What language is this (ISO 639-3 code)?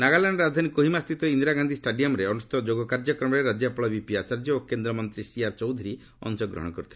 ori